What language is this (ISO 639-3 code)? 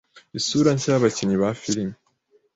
kin